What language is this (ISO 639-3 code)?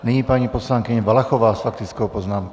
ces